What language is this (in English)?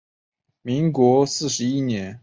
Chinese